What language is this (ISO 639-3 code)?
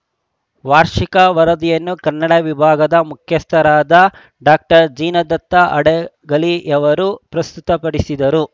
kan